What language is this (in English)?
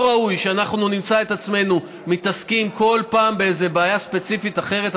Hebrew